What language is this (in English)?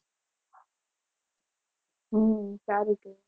Gujarati